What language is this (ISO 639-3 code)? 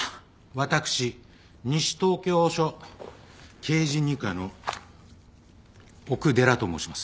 jpn